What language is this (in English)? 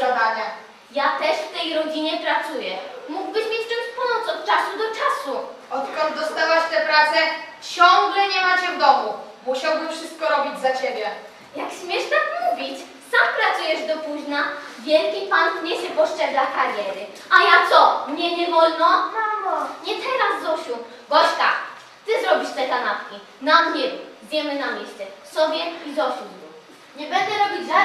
Polish